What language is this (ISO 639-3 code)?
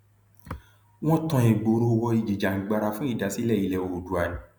yor